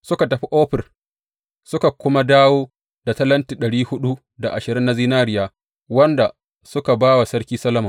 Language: Hausa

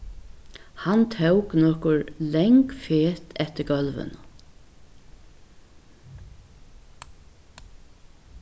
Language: Faroese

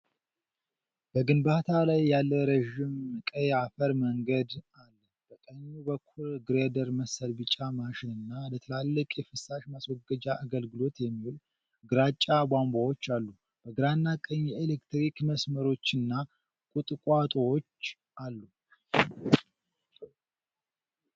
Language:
Amharic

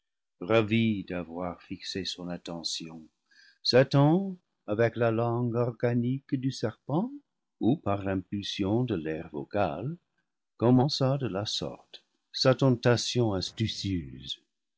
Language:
French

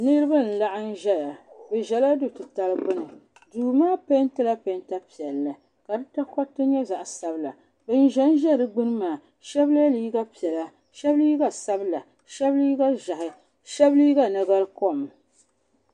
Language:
Dagbani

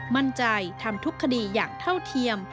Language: Thai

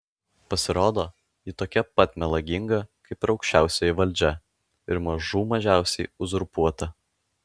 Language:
Lithuanian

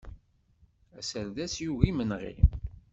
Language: Kabyle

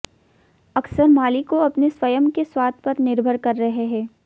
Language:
Hindi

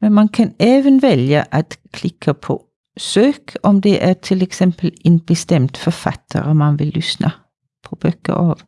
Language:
Swedish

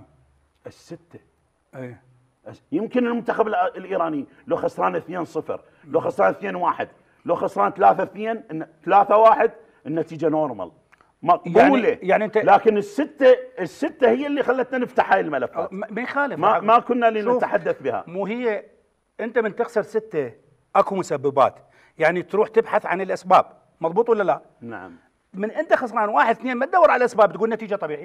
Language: Arabic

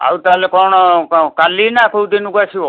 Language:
Odia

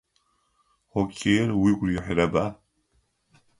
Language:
Adyghe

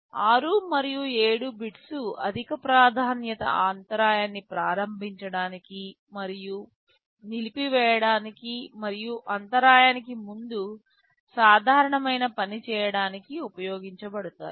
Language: Telugu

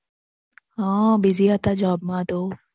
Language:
Gujarati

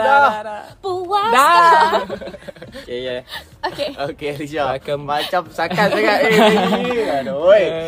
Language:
Malay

